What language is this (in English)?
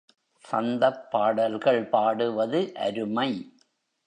Tamil